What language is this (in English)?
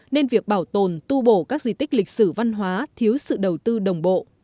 Vietnamese